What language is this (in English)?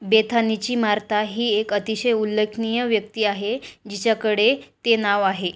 Marathi